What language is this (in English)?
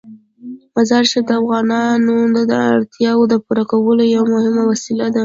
Pashto